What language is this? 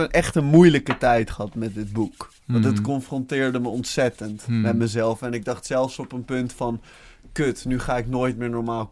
Dutch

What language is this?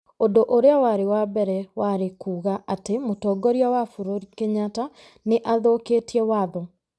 Kikuyu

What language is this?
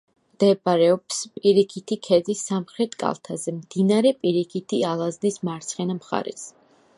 Georgian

